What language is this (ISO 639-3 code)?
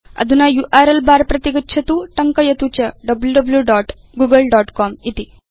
san